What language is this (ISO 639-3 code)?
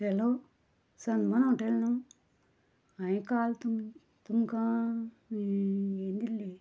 kok